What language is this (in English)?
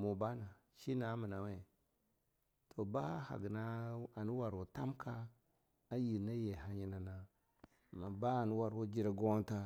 Longuda